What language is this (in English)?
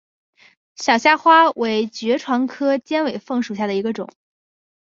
Chinese